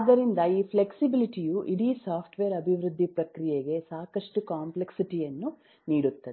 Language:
Kannada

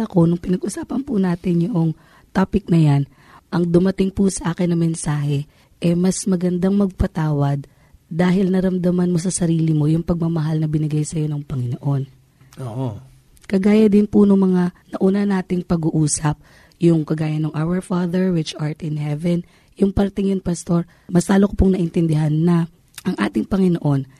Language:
Filipino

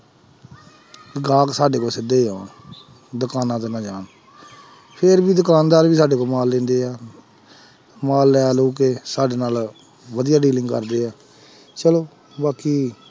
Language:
Punjabi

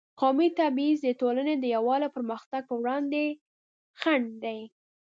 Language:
Pashto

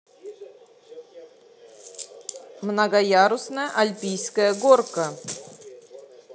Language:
Russian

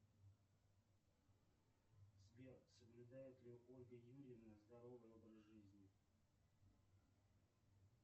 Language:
Russian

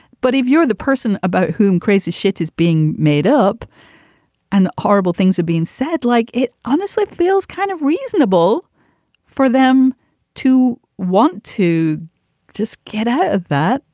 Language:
English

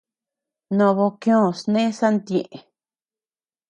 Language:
Tepeuxila Cuicatec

